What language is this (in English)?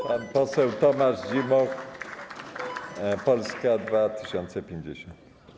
Polish